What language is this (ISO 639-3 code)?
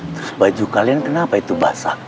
ind